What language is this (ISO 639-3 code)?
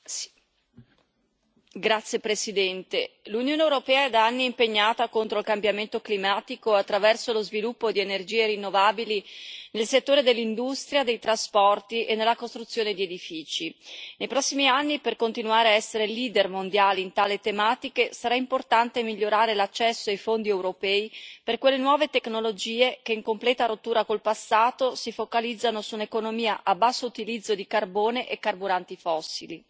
ita